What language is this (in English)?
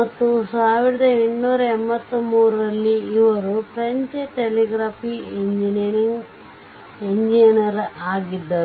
Kannada